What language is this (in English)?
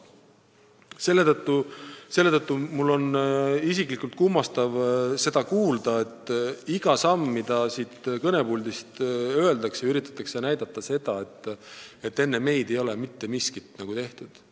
Estonian